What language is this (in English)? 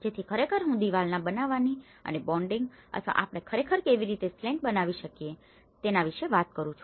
Gujarati